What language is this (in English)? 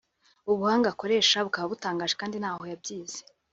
Kinyarwanda